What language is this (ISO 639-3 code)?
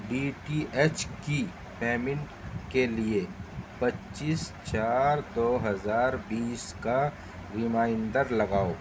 urd